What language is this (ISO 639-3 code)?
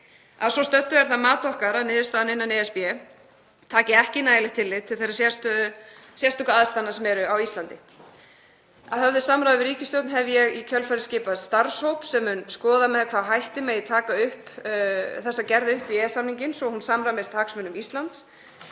isl